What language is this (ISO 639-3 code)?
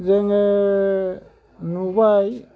brx